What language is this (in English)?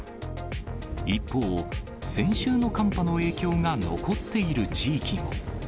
Japanese